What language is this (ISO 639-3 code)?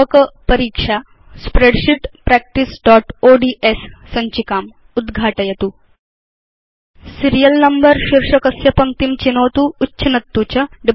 san